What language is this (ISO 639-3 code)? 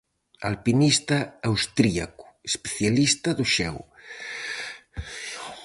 glg